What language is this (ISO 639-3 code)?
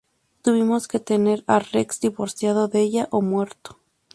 spa